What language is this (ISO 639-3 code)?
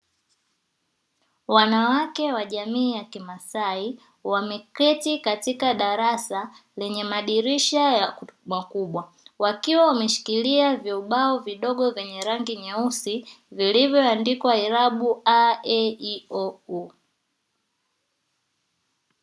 swa